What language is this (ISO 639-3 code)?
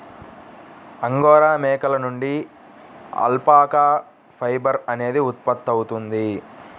tel